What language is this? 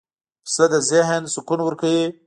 Pashto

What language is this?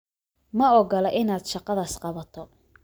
Somali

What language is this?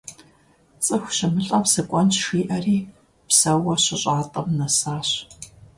Kabardian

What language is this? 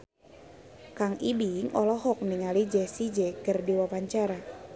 Sundanese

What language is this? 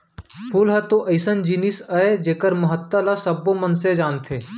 Chhattisgarhi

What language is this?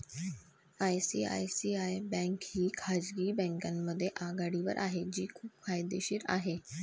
Marathi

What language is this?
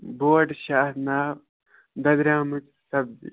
Kashmiri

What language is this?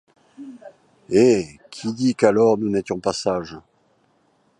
French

